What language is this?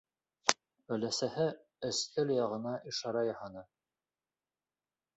Bashkir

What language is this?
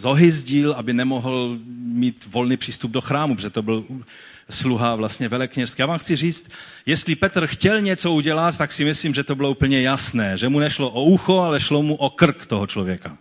Czech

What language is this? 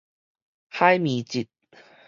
Min Nan Chinese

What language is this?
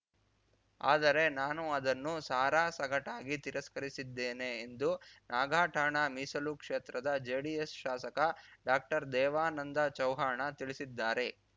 Kannada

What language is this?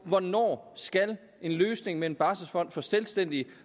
Danish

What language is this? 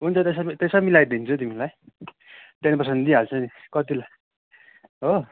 Nepali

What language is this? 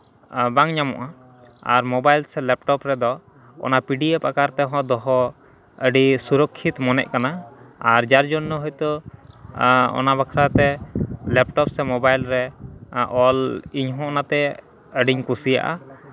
Santali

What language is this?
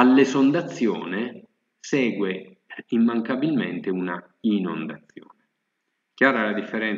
Italian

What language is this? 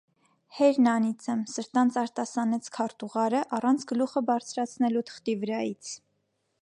Armenian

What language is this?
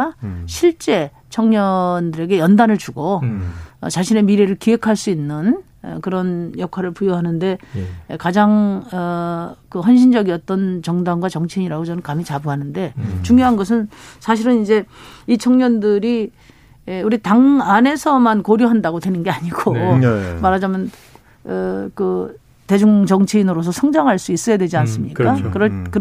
Korean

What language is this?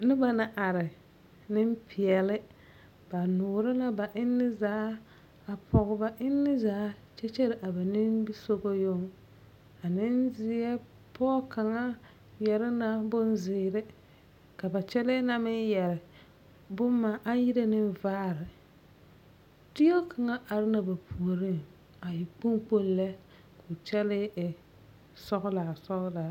Southern Dagaare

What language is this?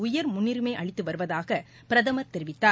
Tamil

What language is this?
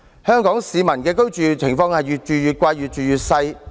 Cantonese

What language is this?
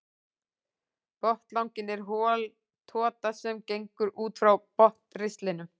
Icelandic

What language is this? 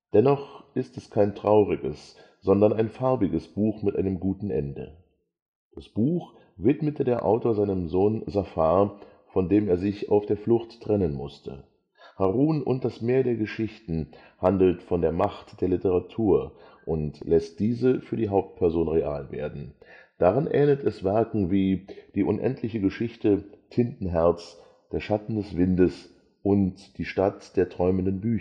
German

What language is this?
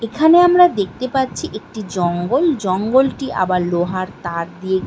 Bangla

